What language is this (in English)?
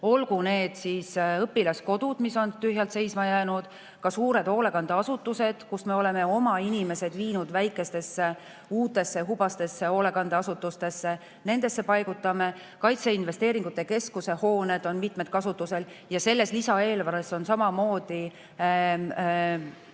Estonian